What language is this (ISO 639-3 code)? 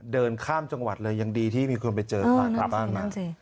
tha